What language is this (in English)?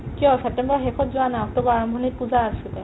Assamese